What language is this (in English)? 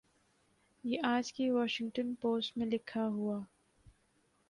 Urdu